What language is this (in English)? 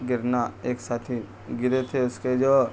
Urdu